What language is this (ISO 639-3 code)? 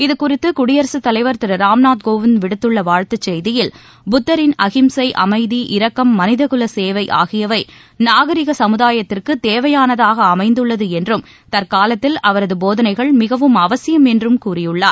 tam